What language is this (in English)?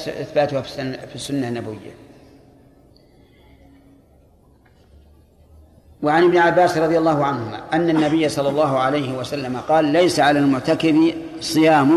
Arabic